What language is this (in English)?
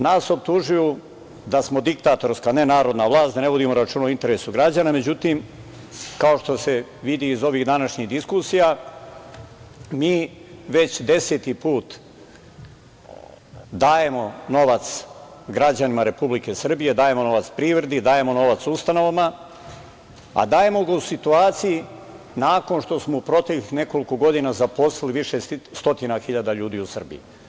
Serbian